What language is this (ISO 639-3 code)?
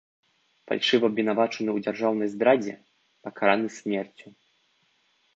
bel